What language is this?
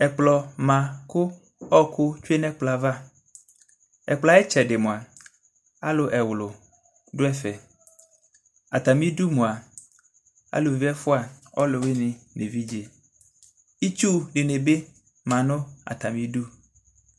Ikposo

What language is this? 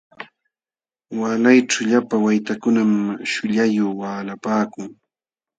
Jauja Wanca Quechua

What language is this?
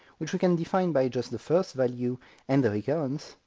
English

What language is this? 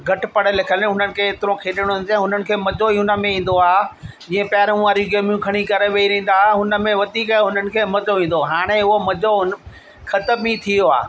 Sindhi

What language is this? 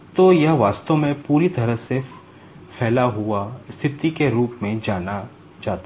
Hindi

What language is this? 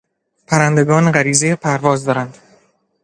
Persian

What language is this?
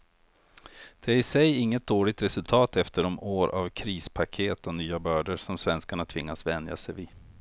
Swedish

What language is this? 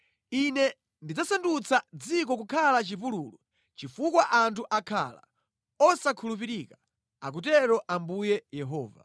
Nyanja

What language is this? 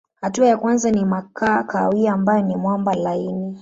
Swahili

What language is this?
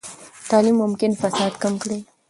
Pashto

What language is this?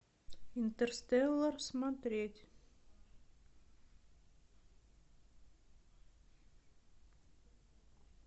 Russian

